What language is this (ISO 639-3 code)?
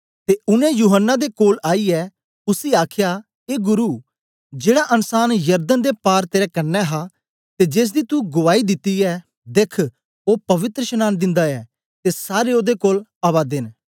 doi